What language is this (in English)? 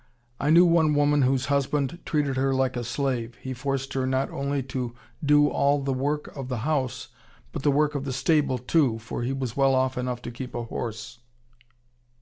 English